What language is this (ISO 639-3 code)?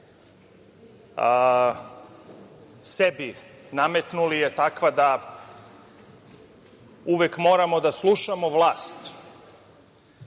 srp